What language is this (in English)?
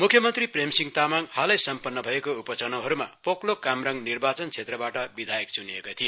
Nepali